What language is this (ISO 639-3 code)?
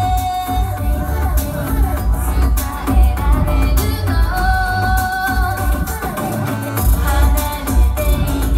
kor